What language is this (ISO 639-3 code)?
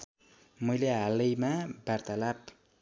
nep